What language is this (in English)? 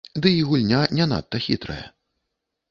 Belarusian